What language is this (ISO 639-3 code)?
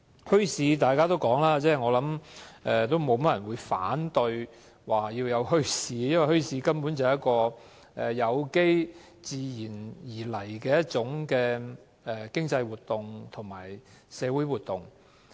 yue